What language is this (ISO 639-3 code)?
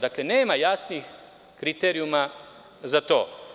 srp